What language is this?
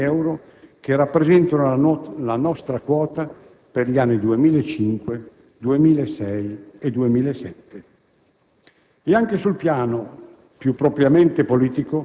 Italian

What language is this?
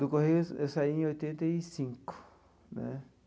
Portuguese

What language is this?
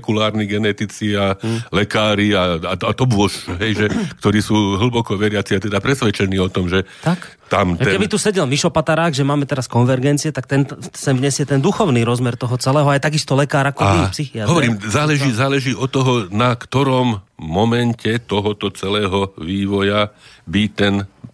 Slovak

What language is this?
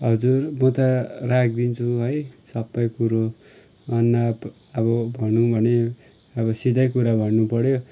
Nepali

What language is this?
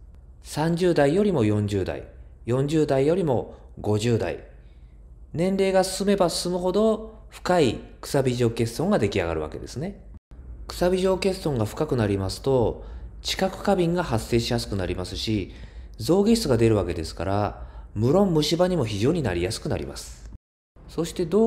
Japanese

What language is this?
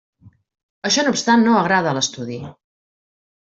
Catalan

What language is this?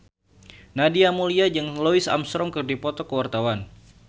Sundanese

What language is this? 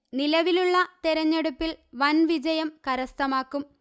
Malayalam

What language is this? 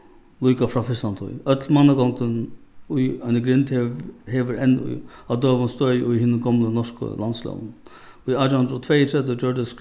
Faroese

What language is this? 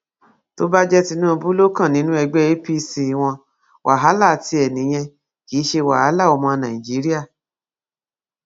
Yoruba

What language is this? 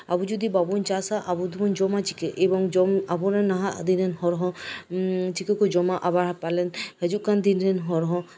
Santali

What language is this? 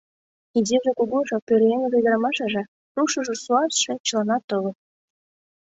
Mari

